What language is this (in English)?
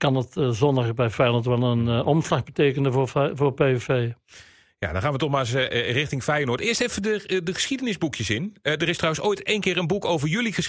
Dutch